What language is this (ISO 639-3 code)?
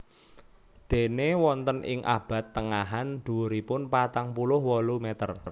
jav